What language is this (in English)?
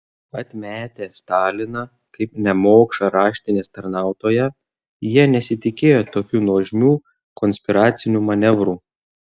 Lithuanian